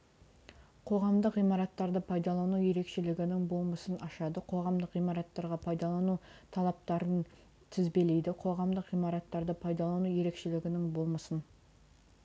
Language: Kazakh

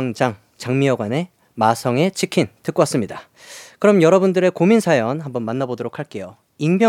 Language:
Korean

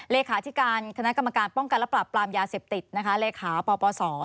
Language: Thai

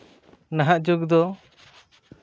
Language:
Santali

